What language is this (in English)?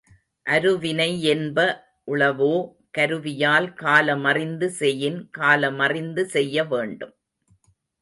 Tamil